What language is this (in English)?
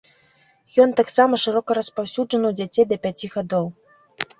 Belarusian